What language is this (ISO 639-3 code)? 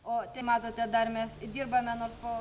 lit